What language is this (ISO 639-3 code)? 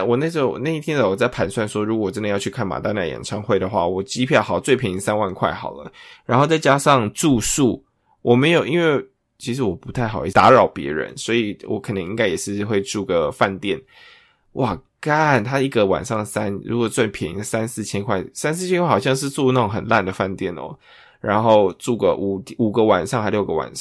zho